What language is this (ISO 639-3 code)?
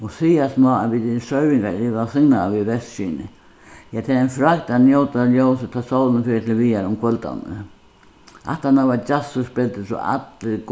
fao